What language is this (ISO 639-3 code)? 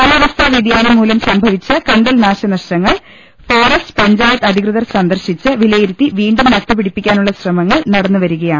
mal